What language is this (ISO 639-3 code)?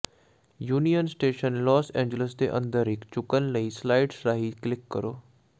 pan